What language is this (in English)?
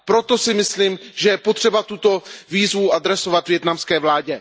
Czech